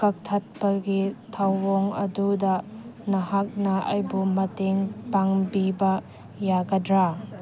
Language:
Manipuri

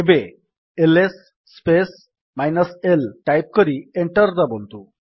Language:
Odia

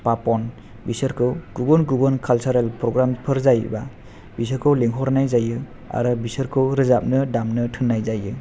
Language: Bodo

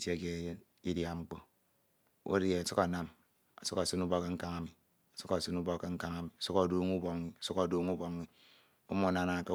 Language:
Ito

